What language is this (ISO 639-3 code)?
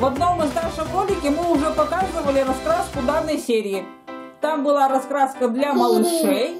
rus